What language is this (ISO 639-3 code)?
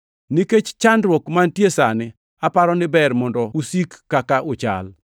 luo